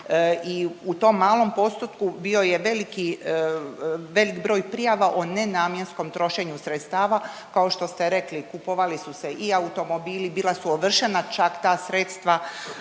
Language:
Croatian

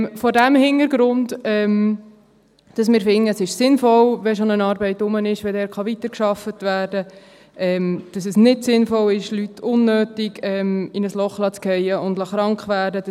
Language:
Swiss German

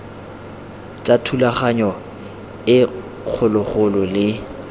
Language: Tswana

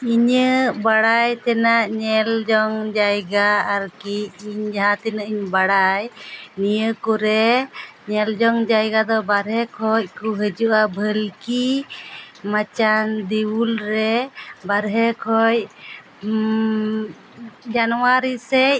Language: Santali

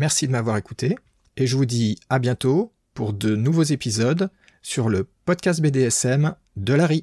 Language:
French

